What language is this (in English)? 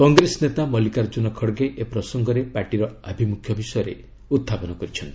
Odia